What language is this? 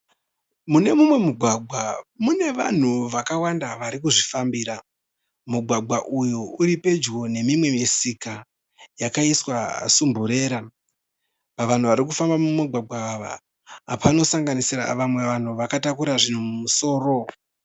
Shona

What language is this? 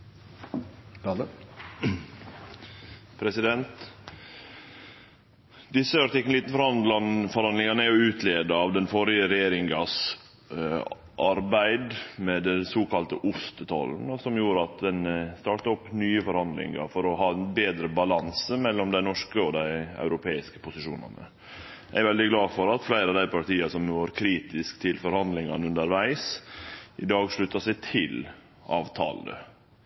Norwegian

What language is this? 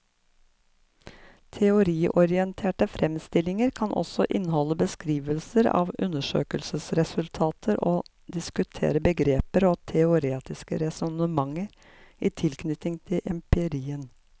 Norwegian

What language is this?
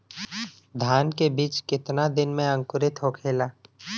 Bhojpuri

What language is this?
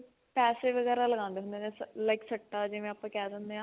Punjabi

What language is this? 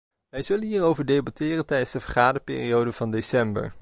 Dutch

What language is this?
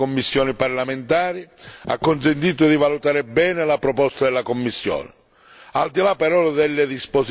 Italian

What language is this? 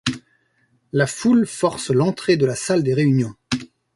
French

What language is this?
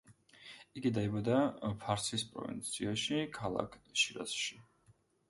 Georgian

